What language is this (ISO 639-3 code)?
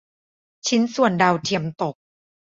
tha